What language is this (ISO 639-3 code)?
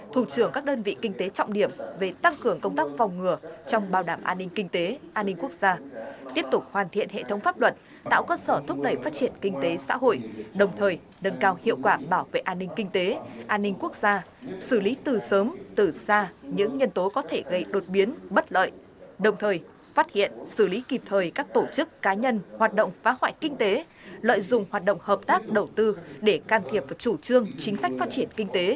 vie